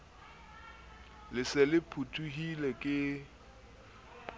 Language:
Southern Sotho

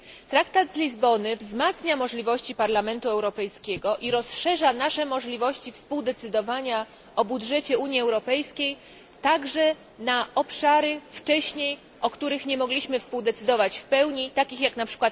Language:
Polish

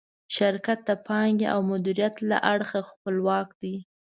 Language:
Pashto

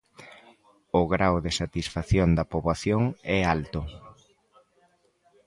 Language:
Galician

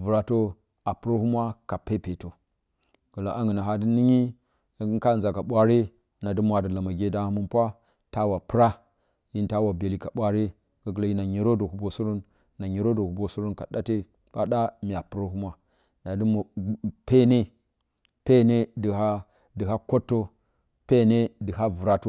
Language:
Bacama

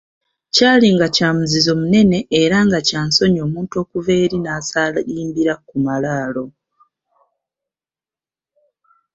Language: Ganda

